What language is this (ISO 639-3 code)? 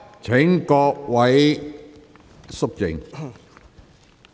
yue